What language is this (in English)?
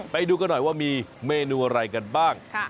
Thai